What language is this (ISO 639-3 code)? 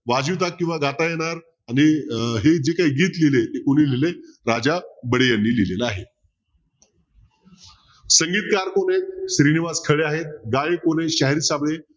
mar